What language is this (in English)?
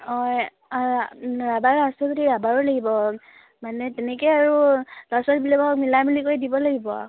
Assamese